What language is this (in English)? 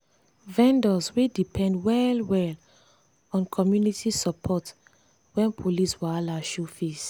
Nigerian Pidgin